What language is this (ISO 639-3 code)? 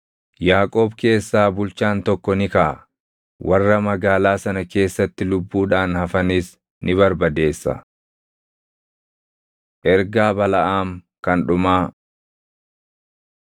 orm